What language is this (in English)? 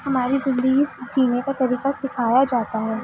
Urdu